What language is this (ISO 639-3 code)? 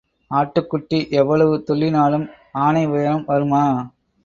tam